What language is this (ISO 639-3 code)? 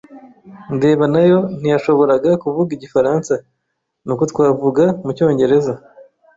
kin